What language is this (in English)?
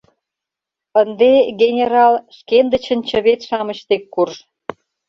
Mari